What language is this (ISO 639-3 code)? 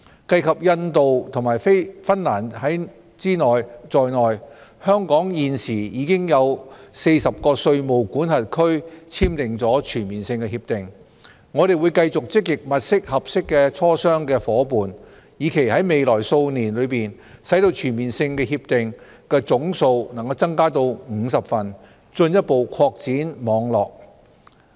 yue